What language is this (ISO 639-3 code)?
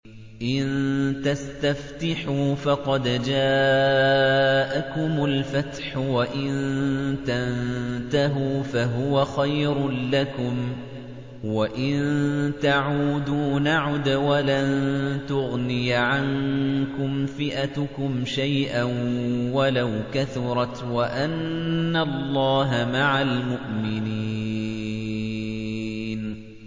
ara